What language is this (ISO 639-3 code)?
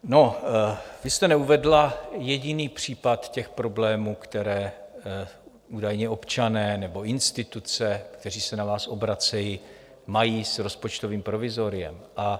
ces